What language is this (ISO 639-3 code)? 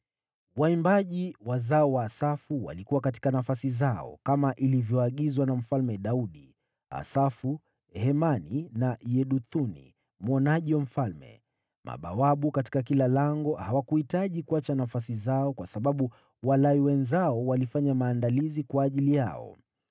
swa